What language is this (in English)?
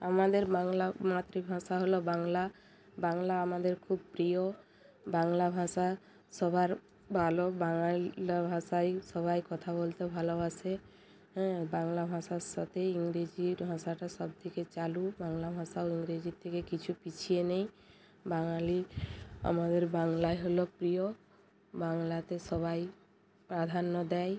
Bangla